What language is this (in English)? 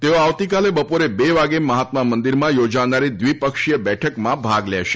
Gujarati